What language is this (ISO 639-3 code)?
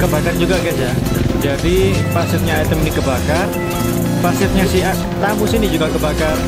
ind